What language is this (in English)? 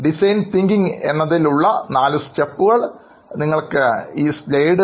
Malayalam